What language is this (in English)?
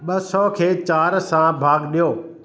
Sindhi